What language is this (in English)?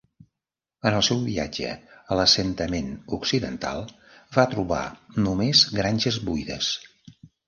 Catalan